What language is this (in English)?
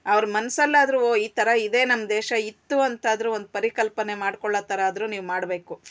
Kannada